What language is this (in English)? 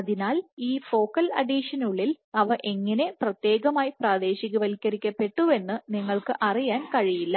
Malayalam